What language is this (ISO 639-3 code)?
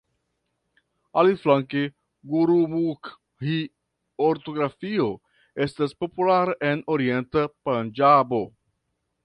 epo